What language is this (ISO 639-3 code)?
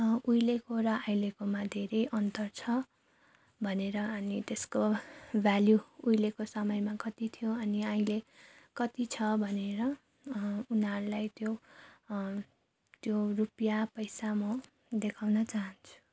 nep